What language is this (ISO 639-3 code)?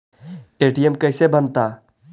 mag